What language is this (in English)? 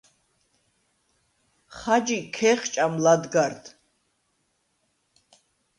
Svan